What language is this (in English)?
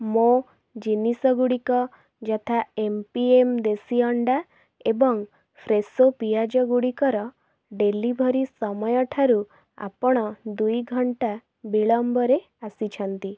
Odia